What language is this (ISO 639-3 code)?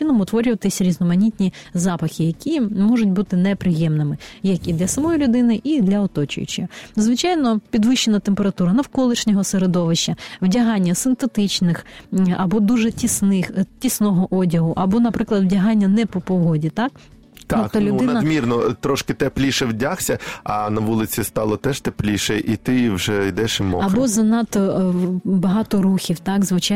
ukr